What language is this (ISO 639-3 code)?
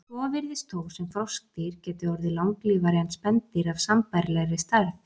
isl